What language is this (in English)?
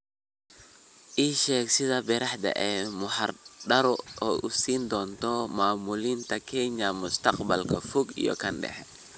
Somali